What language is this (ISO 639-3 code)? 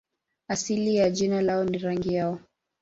swa